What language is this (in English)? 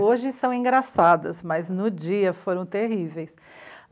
Portuguese